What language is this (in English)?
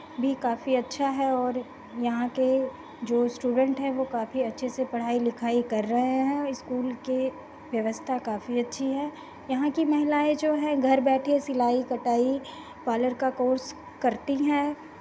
Hindi